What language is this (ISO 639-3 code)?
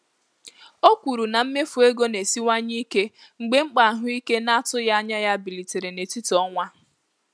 ibo